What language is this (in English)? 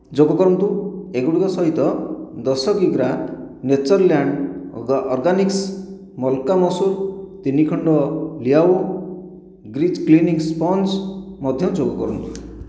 Odia